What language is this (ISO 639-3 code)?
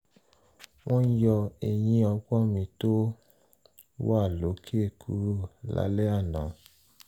yor